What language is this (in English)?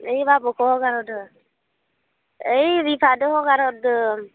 Bodo